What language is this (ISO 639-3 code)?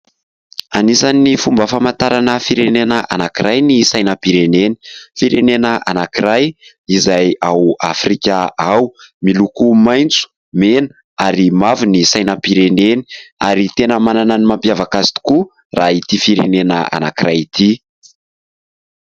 mlg